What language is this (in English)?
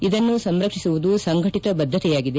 Kannada